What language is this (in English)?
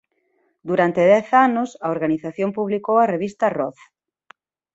Galician